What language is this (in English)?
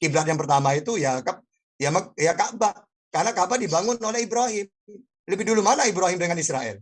Indonesian